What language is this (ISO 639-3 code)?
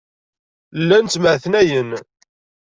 kab